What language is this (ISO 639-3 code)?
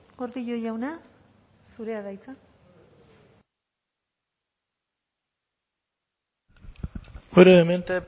eus